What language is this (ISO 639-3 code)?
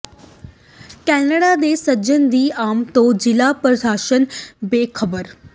pan